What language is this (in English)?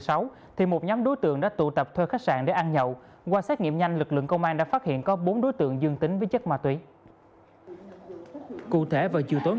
Vietnamese